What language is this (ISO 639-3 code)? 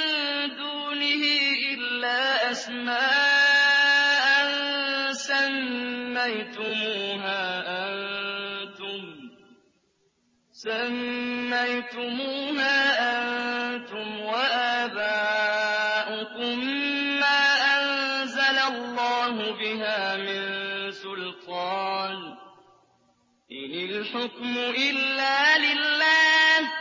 ara